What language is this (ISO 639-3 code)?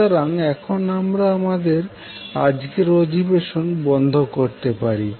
ben